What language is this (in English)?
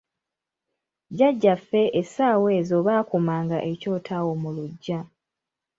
Ganda